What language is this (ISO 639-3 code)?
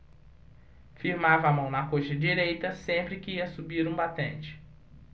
por